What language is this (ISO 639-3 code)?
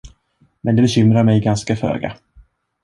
swe